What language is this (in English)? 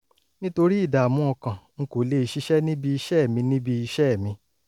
Yoruba